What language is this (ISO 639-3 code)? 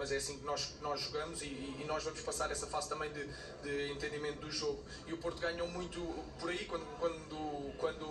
por